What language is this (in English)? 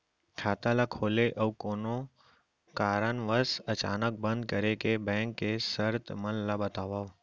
Chhattisgarhi